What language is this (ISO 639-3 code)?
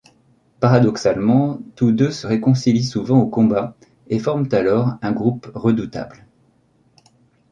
fra